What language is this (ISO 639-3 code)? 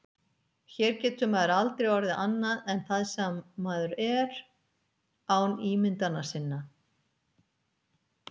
isl